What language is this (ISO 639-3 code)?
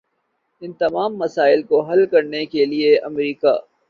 urd